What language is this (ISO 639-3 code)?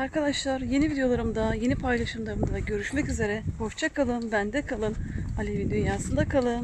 tur